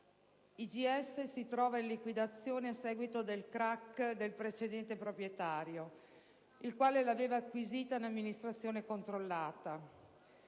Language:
Italian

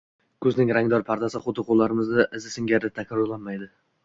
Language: Uzbek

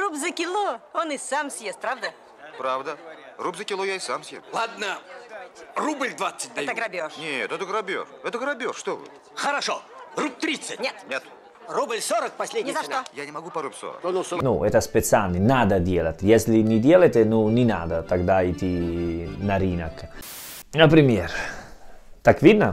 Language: Italian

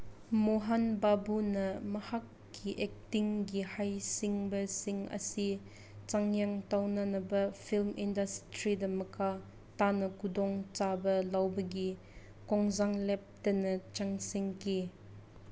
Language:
Manipuri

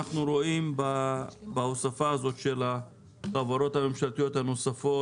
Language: Hebrew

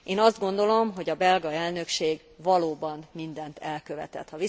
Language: Hungarian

